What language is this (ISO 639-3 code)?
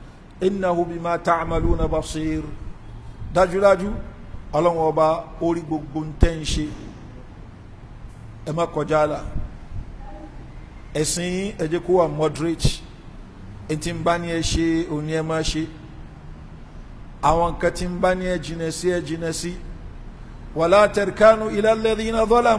ara